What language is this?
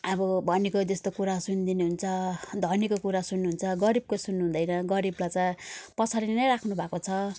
Nepali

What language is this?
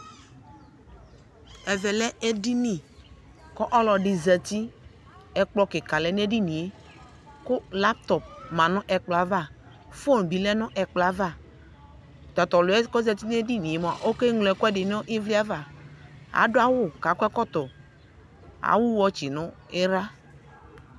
Ikposo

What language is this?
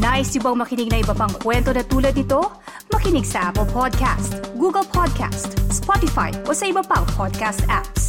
Filipino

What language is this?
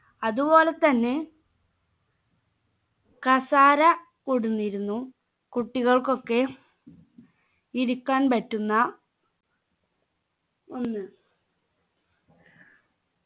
Malayalam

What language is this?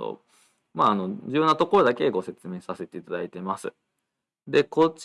Japanese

